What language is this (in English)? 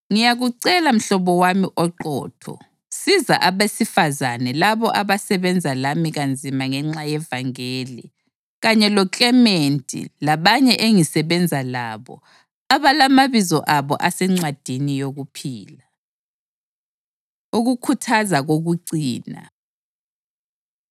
North Ndebele